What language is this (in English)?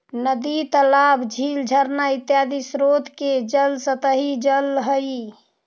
Magahi